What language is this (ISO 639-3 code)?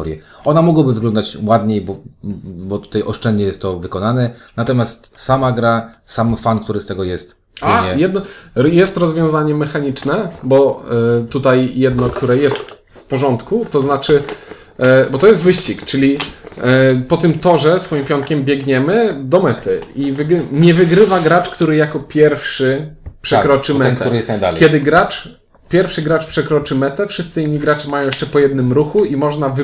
pol